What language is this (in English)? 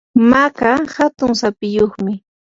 Yanahuanca Pasco Quechua